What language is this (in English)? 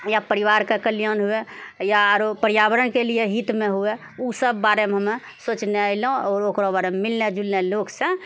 Maithili